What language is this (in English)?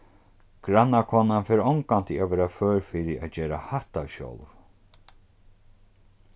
Faroese